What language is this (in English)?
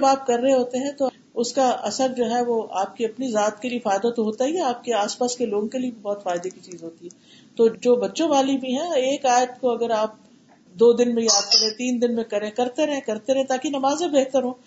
Urdu